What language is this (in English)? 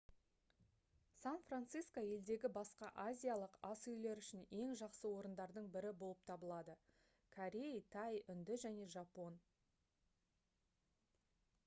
Kazakh